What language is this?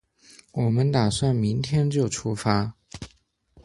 Chinese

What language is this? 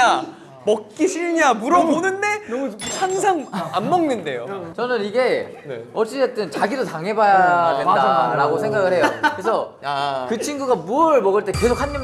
Korean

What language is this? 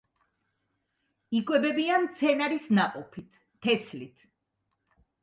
Georgian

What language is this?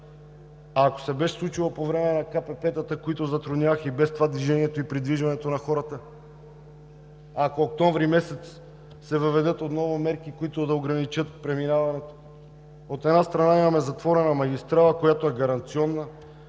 Bulgarian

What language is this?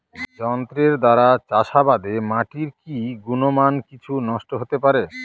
Bangla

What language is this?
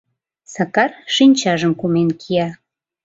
Mari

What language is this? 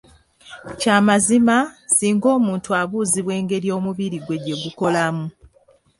Ganda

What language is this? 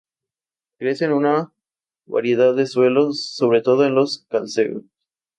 Spanish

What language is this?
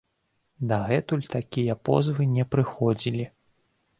Belarusian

